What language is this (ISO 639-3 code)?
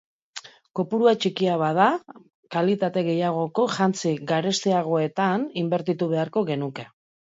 eus